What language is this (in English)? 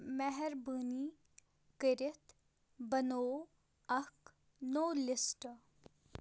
Kashmiri